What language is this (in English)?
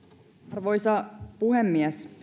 Finnish